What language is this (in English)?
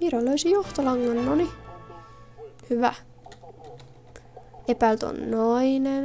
Finnish